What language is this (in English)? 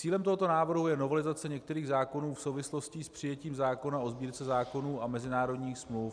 Czech